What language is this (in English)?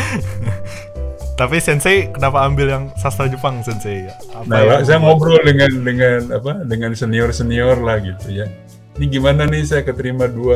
Indonesian